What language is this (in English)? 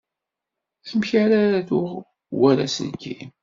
Kabyle